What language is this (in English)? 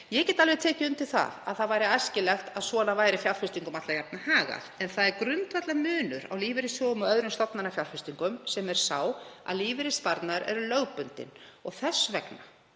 Icelandic